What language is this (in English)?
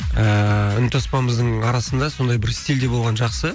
Kazakh